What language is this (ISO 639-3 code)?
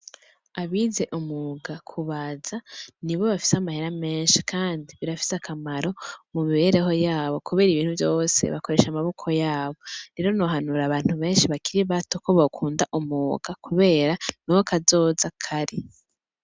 run